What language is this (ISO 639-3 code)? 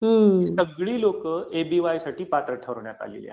mar